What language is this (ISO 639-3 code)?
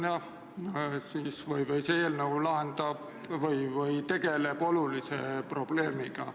est